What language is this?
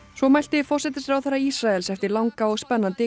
Icelandic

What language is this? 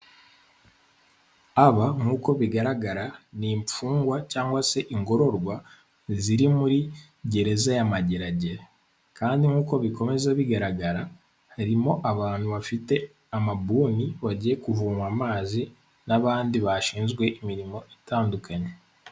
Kinyarwanda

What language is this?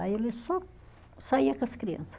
Portuguese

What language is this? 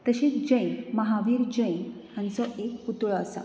Konkani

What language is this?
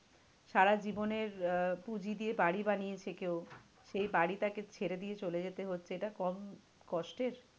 Bangla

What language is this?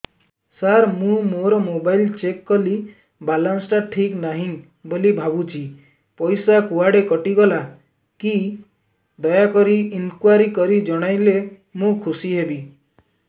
Odia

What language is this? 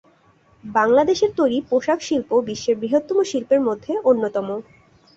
Bangla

